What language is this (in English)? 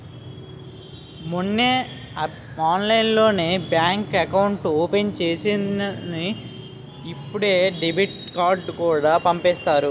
Telugu